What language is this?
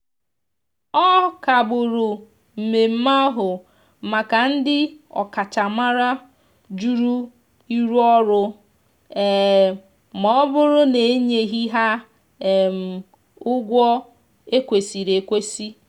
Igbo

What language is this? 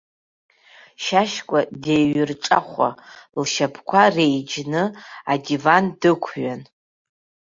Abkhazian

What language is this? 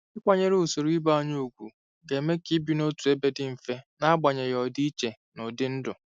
Igbo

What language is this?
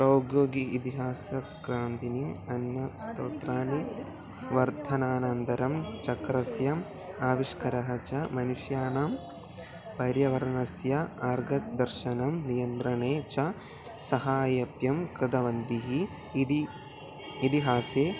Sanskrit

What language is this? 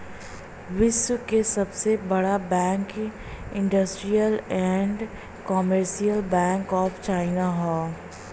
Bhojpuri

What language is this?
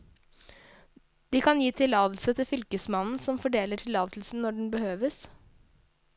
Norwegian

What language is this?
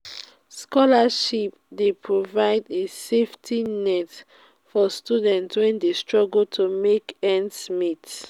Nigerian Pidgin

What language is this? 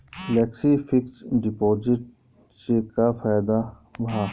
Bhojpuri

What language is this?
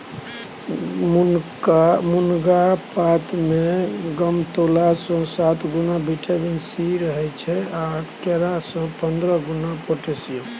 Maithili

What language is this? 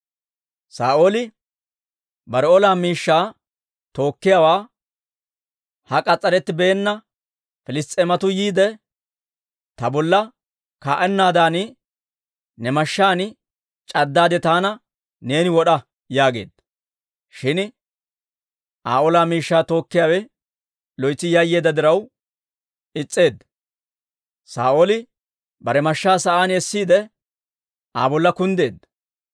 Dawro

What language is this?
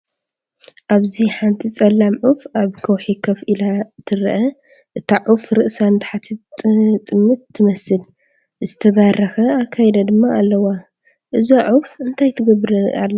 Tigrinya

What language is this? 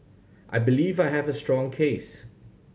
English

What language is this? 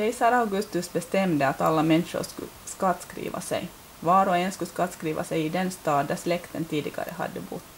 Swedish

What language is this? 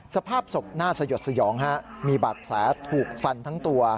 Thai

